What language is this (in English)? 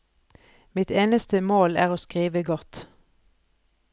Norwegian